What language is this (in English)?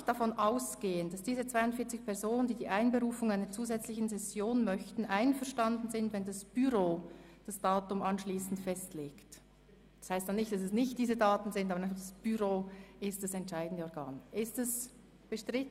Swiss German